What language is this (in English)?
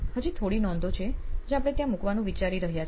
Gujarati